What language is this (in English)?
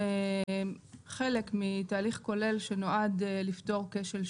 Hebrew